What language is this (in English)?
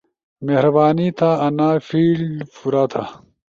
Ushojo